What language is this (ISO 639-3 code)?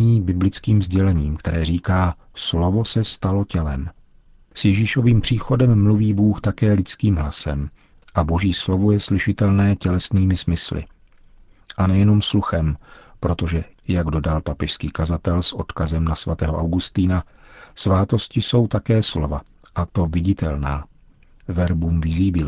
ces